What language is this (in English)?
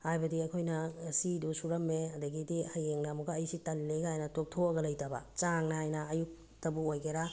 Manipuri